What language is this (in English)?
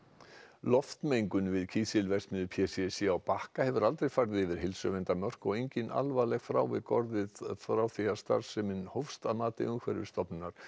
Icelandic